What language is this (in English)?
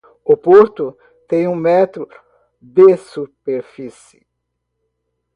Portuguese